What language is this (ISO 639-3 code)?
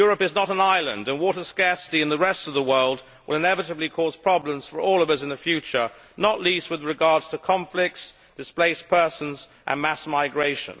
eng